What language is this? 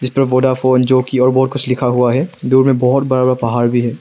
Hindi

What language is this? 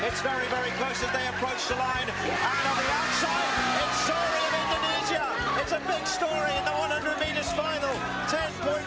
Indonesian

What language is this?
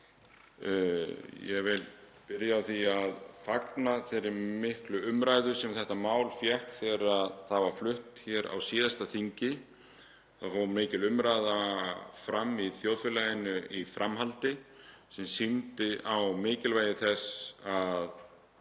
Icelandic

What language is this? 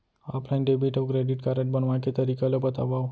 Chhattisgarhi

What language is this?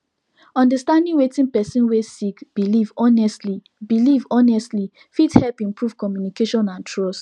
Nigerian Pidgin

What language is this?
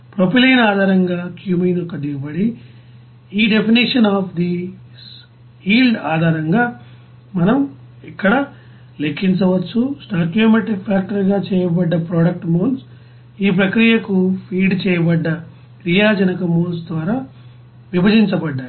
Telugu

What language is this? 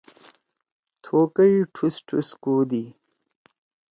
Torwali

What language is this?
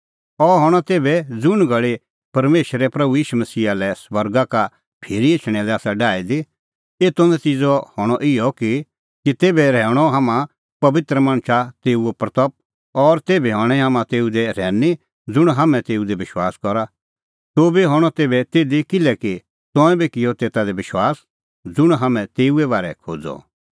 Kullu Pahari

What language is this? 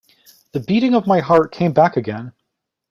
English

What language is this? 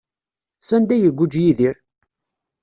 Kabyle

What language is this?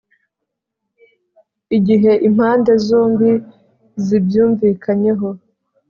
Kinyarwanda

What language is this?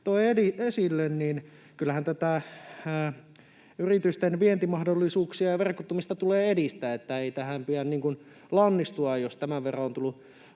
Finnish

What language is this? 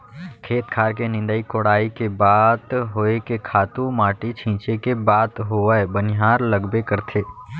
Chhattisgarhi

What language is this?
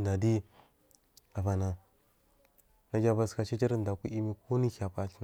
Marghi South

